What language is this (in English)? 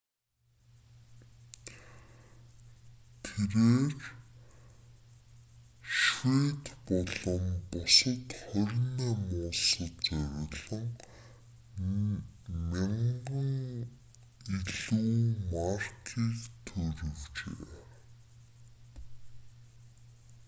Mongolian